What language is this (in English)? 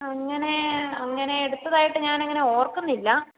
Malayalam